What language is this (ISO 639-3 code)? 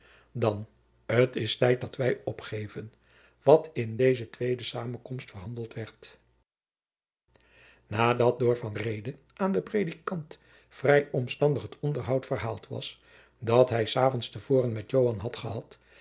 nld